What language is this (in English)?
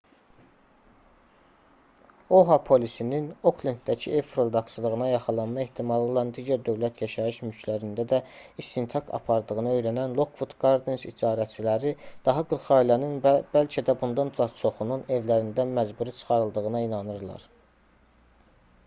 Azerbaijani